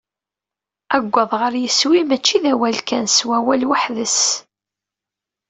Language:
Kabyle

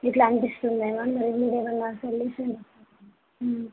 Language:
Telugu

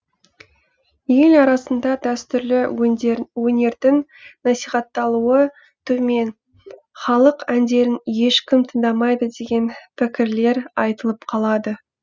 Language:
Kazakh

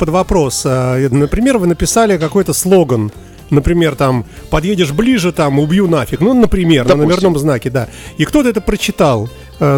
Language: Russian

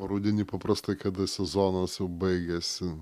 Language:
Lithuanian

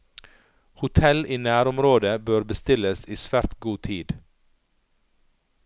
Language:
Norwegian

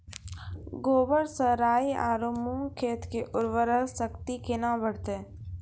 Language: Maithili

